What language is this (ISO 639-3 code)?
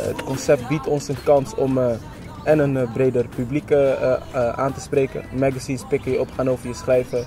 nld